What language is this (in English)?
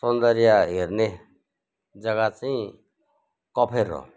Nepali